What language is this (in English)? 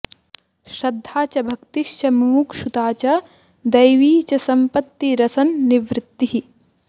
Sanskrit